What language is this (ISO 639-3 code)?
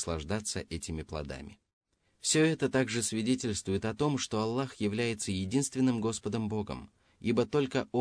rus